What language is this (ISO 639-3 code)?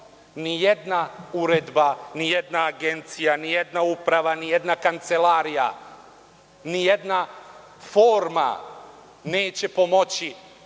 srp